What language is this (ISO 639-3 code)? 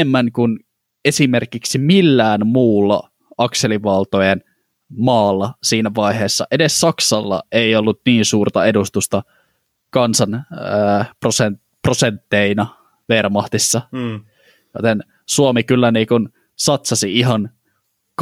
fin